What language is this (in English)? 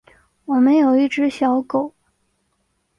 Chinese